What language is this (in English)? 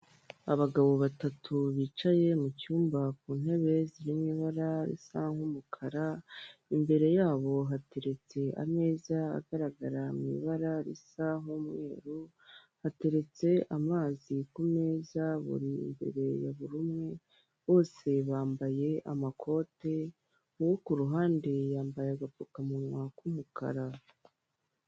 Kinyarwanda